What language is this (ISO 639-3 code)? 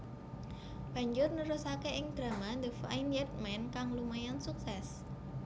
jav